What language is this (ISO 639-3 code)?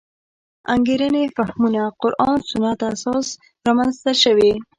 pus